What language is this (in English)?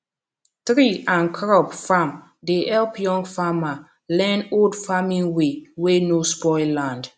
Nigerian Pidgin